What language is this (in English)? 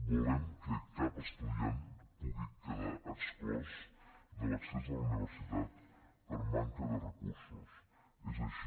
Catalan